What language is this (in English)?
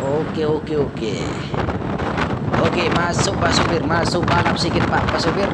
Indonesian